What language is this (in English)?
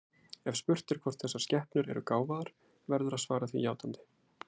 Icelandic